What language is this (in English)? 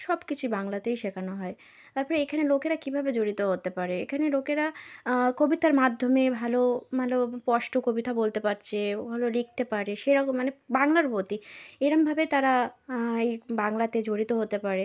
Bangla